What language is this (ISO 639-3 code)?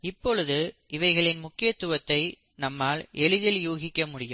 tam